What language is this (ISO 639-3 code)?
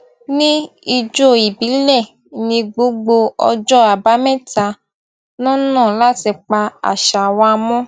yor